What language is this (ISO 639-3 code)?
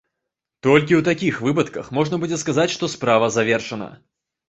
bel